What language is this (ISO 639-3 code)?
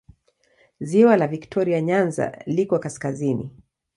swa